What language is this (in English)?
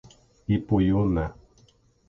Portuguese